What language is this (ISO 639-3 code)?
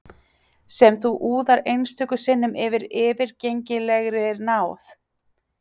isl